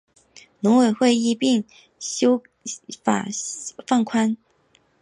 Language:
Chinese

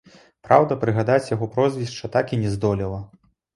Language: Belarusian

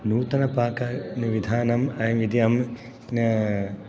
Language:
Sanskrit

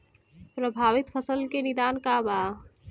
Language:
Bhojpuri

